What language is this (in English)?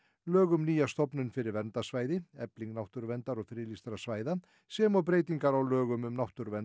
Icelandic